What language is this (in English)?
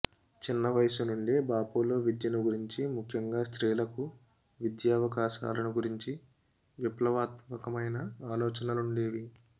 Telugu